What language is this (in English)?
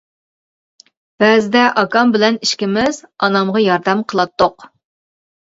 Uyghur